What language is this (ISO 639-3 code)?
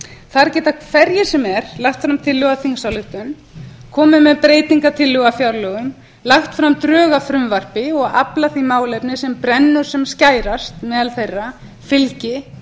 isl